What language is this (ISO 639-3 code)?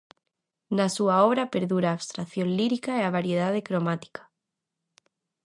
glg